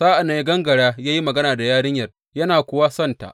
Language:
Hausa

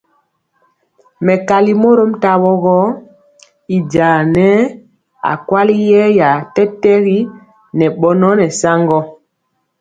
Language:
Mpiemo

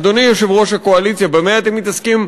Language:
Hebrew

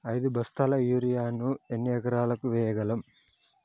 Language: Telugu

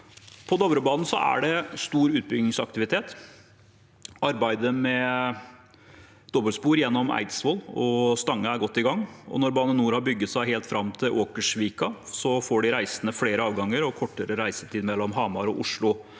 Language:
Norwegian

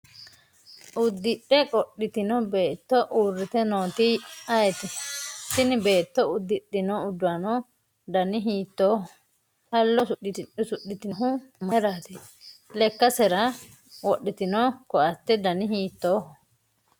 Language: Sidamo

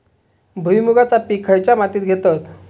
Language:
Marathi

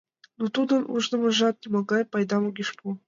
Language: Mari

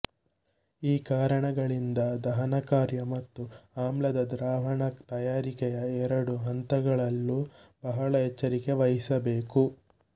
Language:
Kannada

